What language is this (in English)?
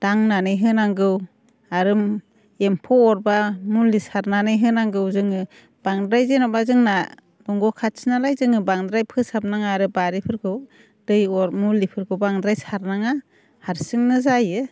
Bodo